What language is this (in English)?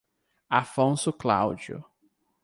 Portuguese